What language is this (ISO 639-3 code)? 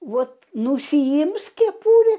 lit